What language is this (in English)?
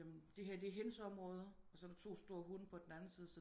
Danish